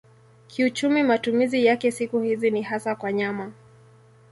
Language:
Swahili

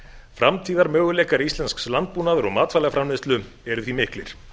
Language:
Icelandic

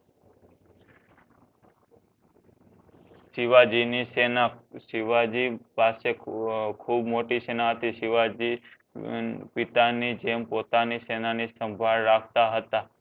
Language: Gujarati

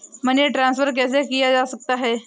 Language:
Hindi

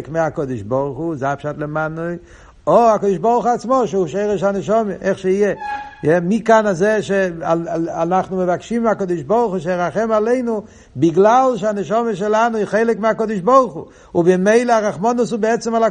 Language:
Hebrew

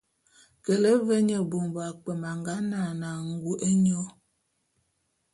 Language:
Bulu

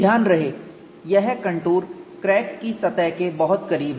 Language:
Hindi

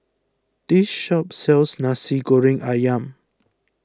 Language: English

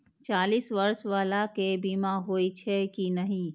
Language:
Maithili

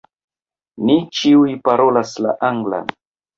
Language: Esperanto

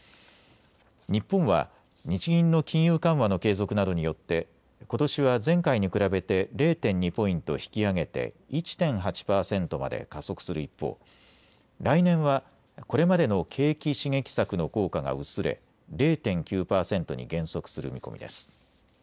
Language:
Japanese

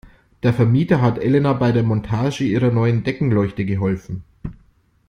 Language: German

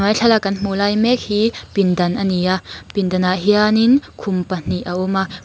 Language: Mizo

